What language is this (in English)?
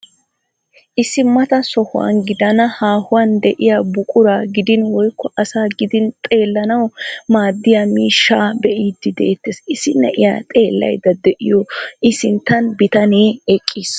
Wolaytta